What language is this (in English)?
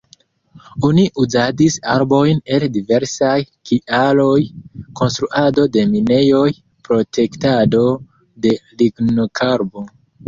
Esperanto